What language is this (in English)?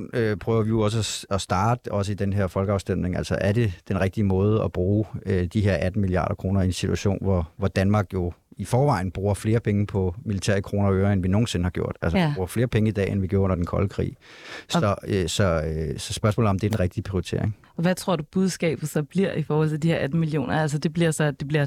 Danish